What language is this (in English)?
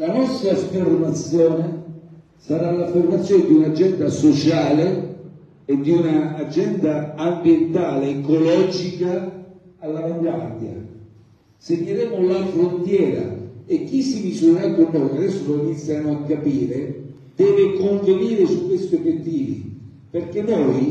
Italian